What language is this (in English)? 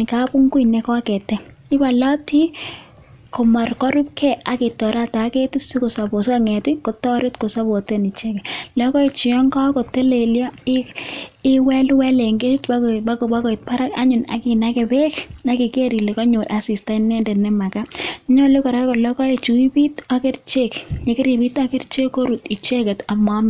Kalenjin